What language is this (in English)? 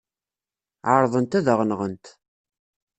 Kabyle